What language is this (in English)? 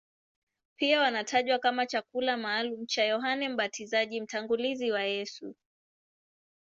Swahili